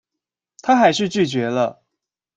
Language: Chinese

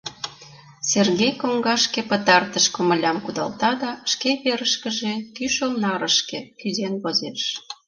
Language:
Mari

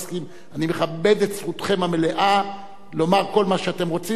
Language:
Hebrew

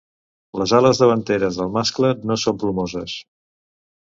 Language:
Catalan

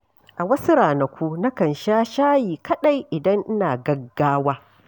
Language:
Hausa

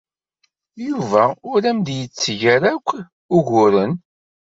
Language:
Kabyle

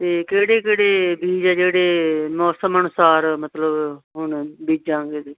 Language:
Punjabi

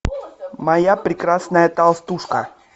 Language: Russian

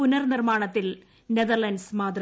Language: Malayalam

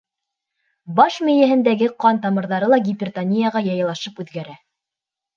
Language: Bashkir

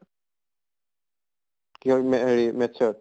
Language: Assamese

